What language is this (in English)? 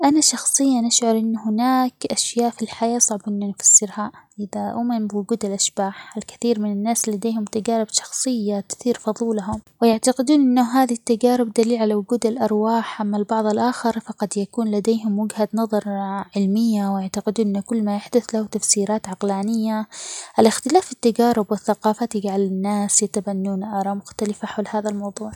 Omani Arabic